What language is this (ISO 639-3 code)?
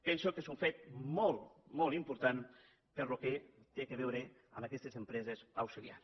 cat